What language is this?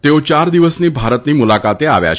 Gujarati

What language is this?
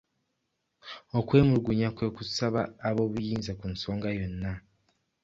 Ganda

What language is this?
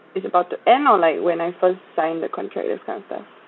English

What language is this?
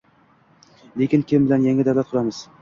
Uzbek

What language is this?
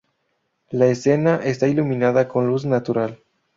Spanish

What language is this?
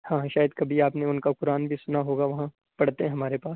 Urdu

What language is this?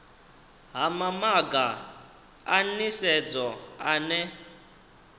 Venda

